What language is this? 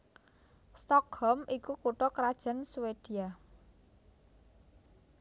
Javanese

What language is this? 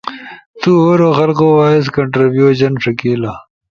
Ushojo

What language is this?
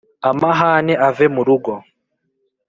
Kinyarwanda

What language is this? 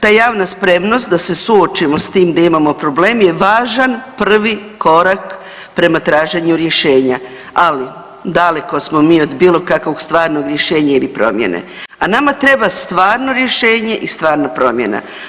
Croatian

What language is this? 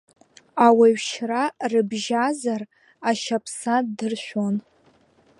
Abkhazian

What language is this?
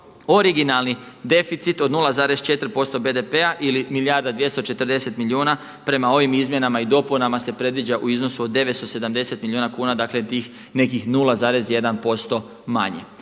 Croatian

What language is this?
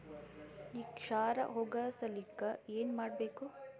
Kannada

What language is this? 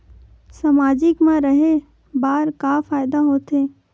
Chhattisgarhi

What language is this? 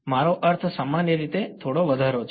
Gujarati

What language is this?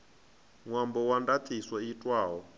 Venda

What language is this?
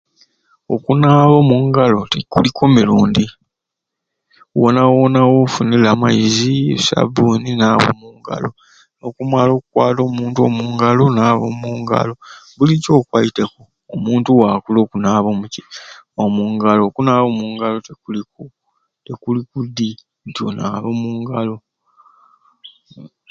Ruuli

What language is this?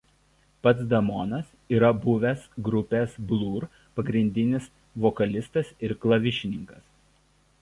Lithuanian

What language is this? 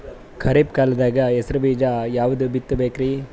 Kannada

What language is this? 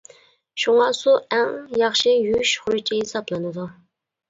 Uyghur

